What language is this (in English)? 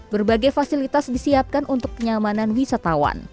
Indonesian